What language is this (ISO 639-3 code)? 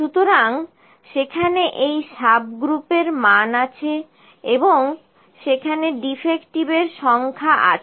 ben